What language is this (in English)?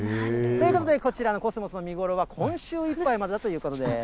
Japanese